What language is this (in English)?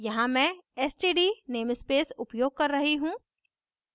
Hindi